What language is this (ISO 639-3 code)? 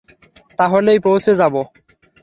ben